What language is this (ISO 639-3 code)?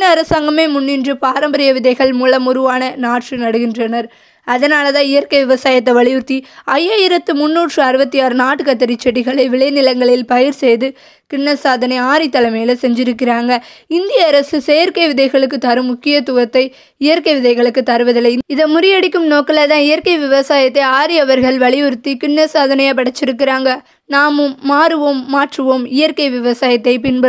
tam